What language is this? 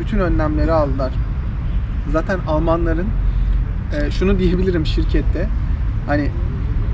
Turkish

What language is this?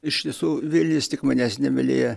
Lithuanian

